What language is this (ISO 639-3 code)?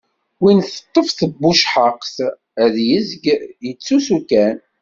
kab